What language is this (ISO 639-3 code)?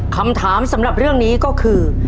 tha